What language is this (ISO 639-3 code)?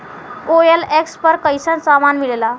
bho